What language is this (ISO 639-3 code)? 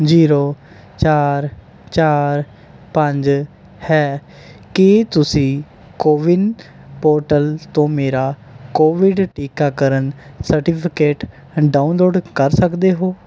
pan